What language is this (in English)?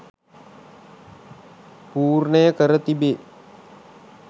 Sinhala